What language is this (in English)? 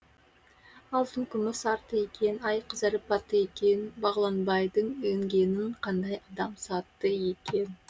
Kazakh